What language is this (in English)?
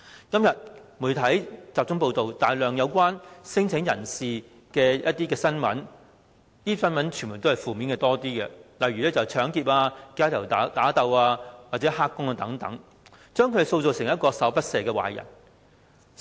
Cantonese